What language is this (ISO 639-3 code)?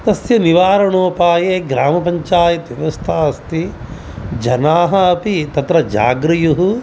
san